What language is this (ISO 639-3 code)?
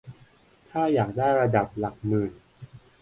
tha